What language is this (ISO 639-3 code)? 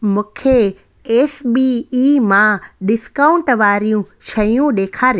snd